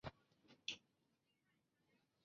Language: Chinese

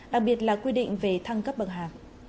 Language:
Vietnamese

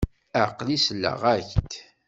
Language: Kabyle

